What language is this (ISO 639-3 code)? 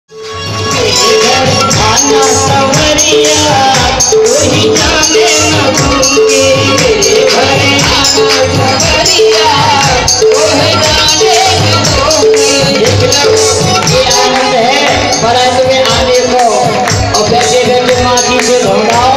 ind